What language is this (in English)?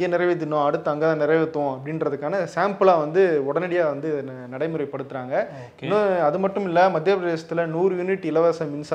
Tamil